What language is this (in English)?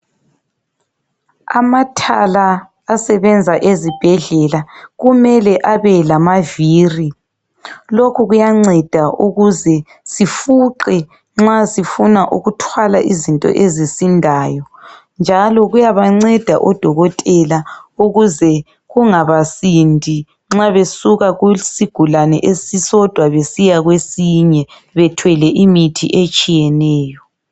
North Ndebele